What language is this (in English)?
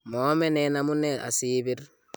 Kalenjin